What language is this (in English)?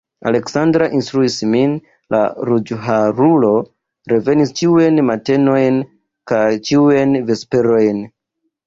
Esperanto